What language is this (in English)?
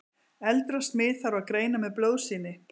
Icelandic